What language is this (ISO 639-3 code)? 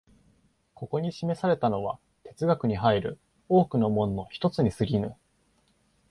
jpn